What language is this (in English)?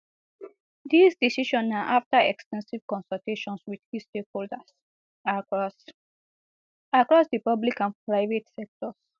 Nigerian Pidgin